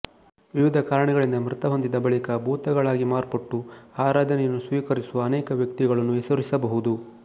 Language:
Kannada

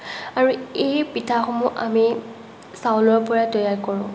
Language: Assamese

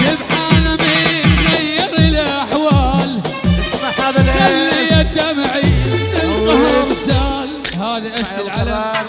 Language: Arabic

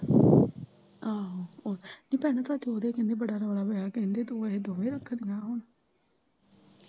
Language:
Punjabi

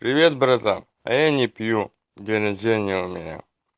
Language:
Russian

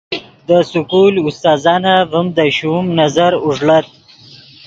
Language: Yidgha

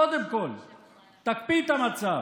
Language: Hebrew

